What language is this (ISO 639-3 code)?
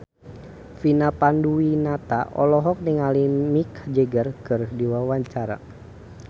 sun